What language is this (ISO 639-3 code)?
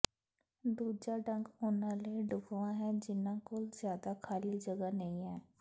pan